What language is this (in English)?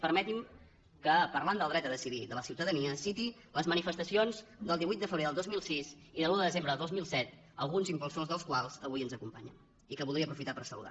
Catalan